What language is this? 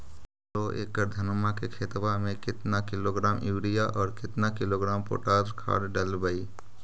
Magahi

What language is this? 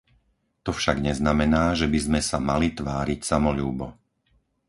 Slovak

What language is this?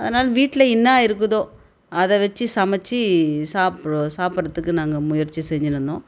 Tamil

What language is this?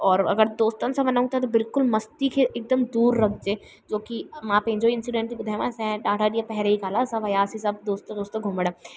Sindhi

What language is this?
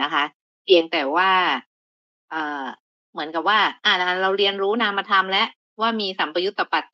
Thai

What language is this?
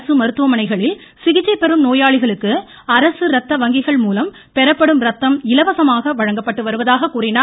Tamil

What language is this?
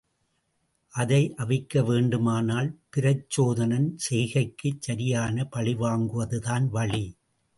Tamil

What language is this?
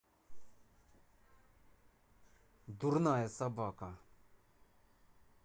Russian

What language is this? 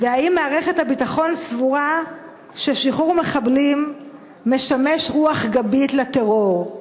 Hebrew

